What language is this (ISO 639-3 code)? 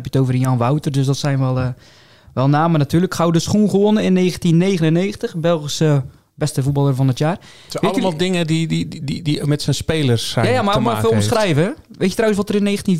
nld